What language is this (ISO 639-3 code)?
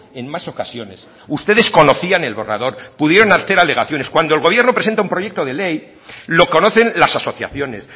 spa